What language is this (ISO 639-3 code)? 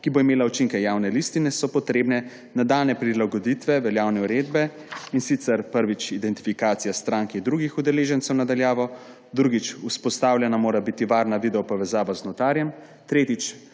slv